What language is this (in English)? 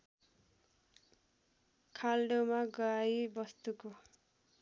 Nepali